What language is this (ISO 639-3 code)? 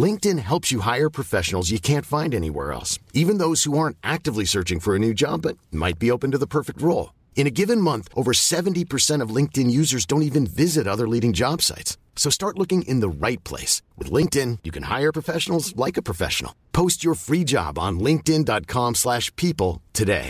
deu